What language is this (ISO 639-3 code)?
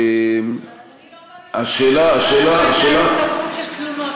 heb